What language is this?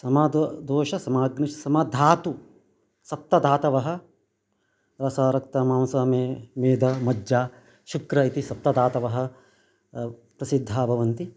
Sanskrit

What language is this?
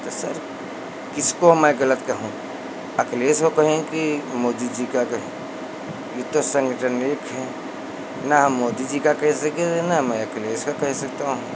Hindi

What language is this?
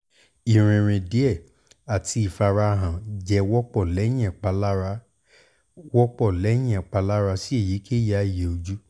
Yoruba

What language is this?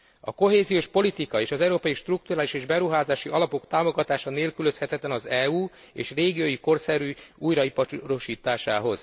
Hungarian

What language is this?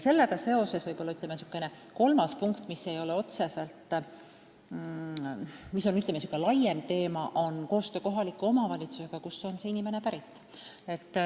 Estonian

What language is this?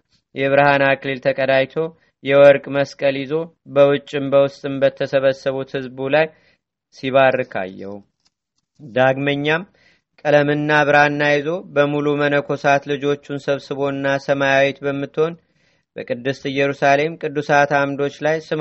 Amharic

